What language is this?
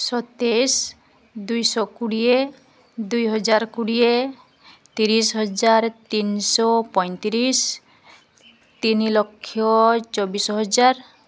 Odia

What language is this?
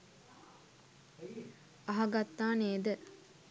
Sinhala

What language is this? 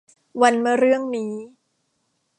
Thai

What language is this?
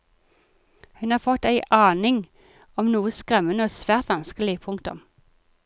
Norwegian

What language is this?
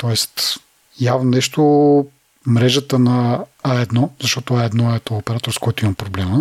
Bulgarian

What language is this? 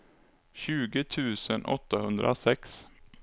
Swedish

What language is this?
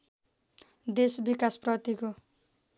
Nepali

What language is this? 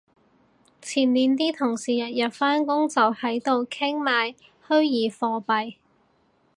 Cantonese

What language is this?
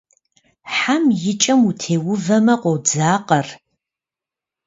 Kabardian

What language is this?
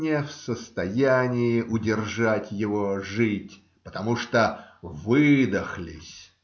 Russian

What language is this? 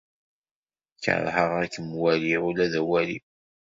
Kabyle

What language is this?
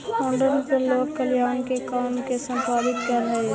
Magahi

